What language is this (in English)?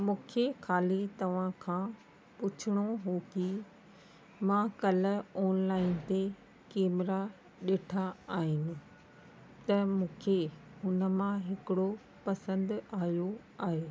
Sindhi